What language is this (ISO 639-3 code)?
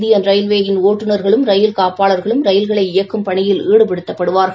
tam